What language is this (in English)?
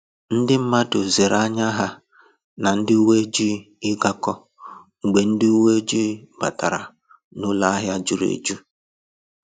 Igbo